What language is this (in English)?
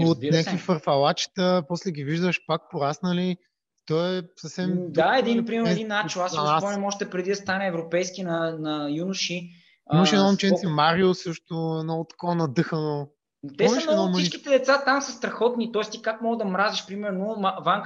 Bulgarian